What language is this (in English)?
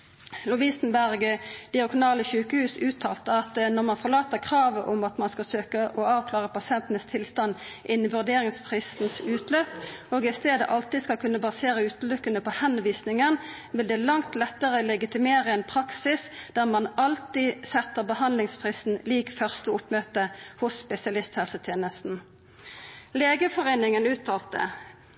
Norwegian Nynorsk